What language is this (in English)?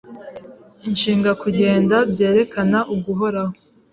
Kinyarwanda